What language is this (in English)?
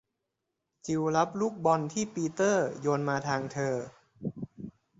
Thai